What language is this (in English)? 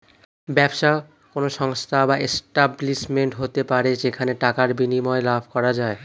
Bangla